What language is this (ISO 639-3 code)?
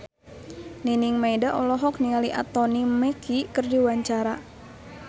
sun